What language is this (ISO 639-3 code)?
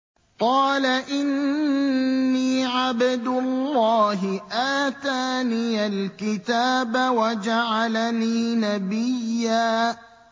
ara